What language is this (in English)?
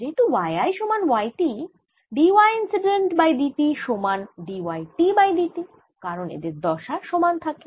Bangla